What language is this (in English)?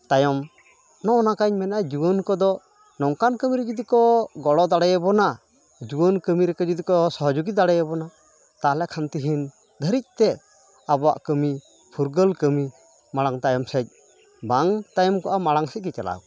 Santali